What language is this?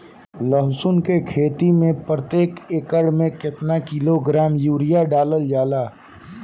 Bhojpuri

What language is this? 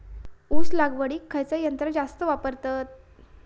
Marathi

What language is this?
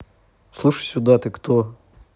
Russian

